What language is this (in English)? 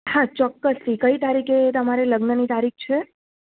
Gujarati